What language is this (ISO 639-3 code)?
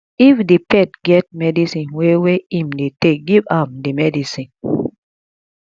pcm